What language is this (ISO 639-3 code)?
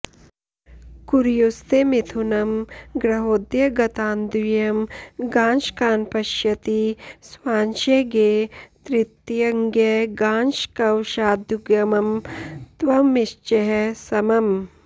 san